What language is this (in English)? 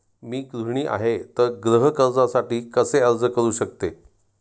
Marathi